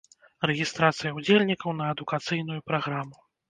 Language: Belarusian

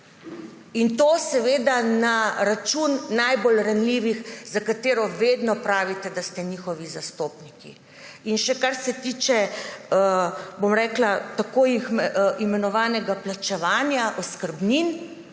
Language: Slovenian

